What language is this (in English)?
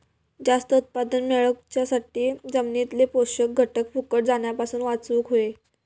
Marathi